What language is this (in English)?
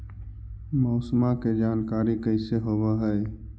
Magahi